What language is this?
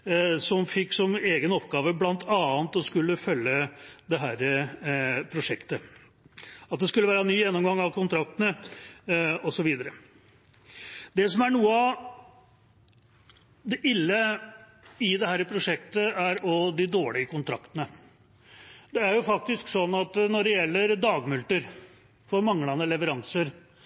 Norwegian Bokmål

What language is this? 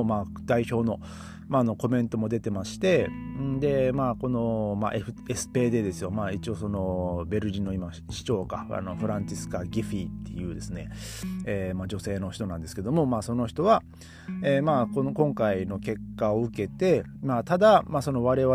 Japanese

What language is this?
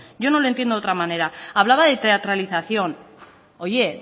Spanish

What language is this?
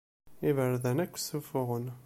Kabyle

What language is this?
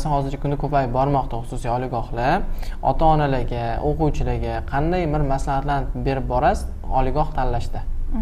Turkish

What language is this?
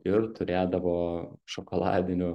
Lithuanian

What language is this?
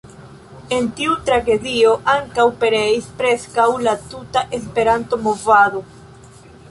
Esperanto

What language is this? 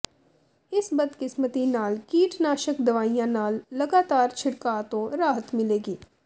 Punjabi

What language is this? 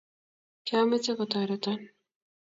Kalenjin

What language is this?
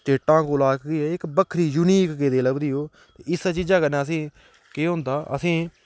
Dogri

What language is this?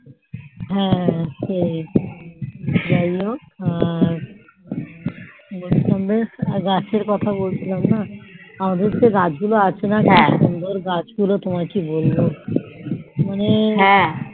Bangla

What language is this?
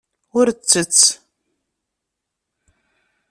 Kabyle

